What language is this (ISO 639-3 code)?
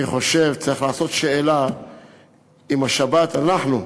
heb